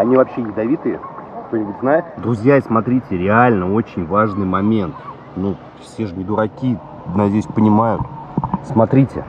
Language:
Russian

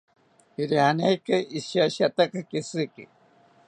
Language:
South Ucayali Ashéninka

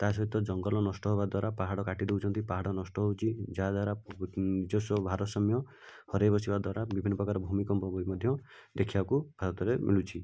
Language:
Odia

